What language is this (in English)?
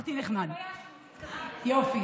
Hebrew